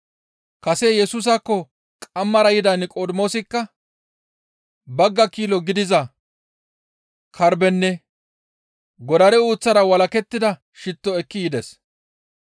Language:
Gamo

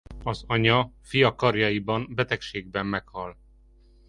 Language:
Hungarian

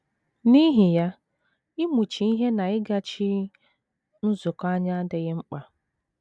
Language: Igbo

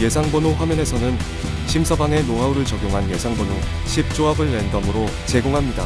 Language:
Korean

